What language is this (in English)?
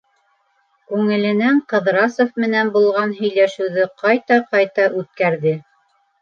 Bashkir